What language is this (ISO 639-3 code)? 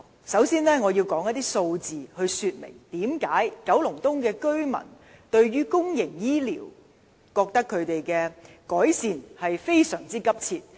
yue